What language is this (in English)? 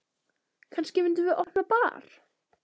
Icelandic